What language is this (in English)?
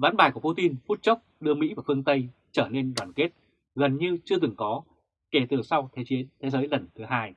Vietnamese